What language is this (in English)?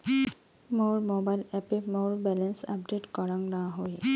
Bangla